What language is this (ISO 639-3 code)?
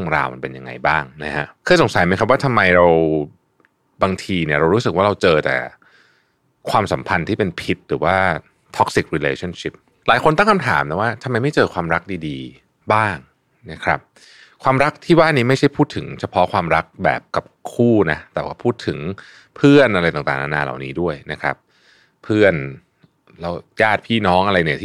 tha